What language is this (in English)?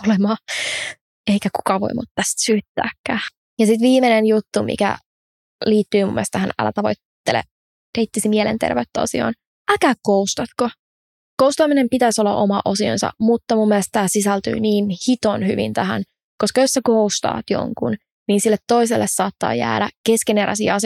Finnish